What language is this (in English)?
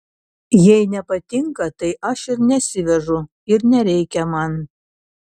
Lithuanian